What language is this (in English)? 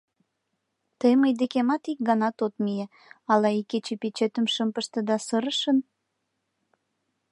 Mari